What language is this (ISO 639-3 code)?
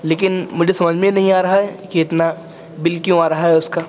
urd